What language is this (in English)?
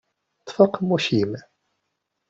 Kabyle